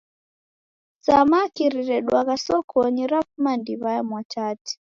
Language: Taita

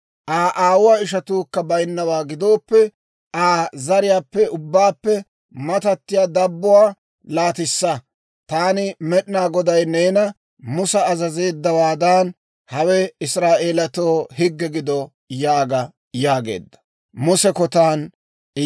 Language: Dawro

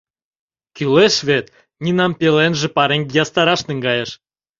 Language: Mari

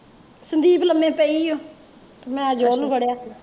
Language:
Punjabi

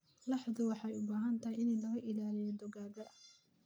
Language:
Somali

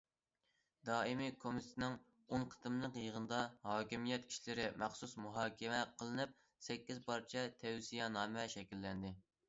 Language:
Uyghur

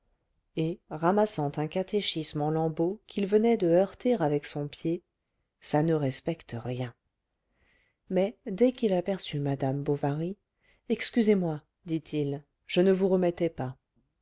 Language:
French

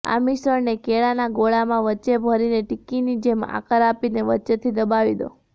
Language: Gujarati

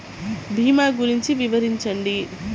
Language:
Telugu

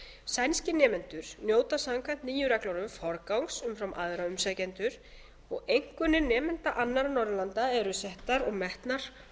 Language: Icelandic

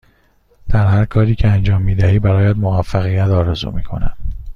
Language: Persian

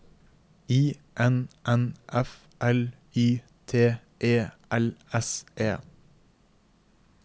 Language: Norwegian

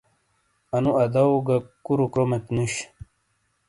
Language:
Shina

